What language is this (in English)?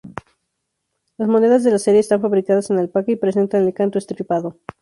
Spanish